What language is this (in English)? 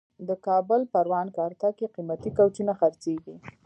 Pashto